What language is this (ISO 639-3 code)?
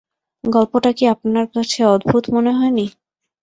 ben